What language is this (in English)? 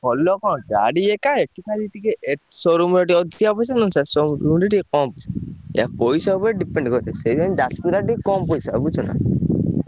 Odia